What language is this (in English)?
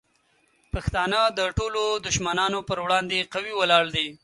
Pashto